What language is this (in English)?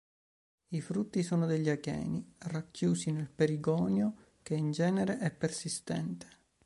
Italian